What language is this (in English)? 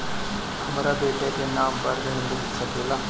Bhojpuri